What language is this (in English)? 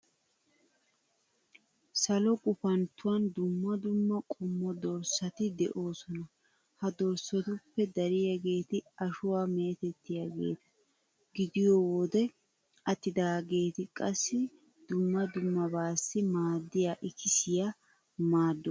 Wolaytta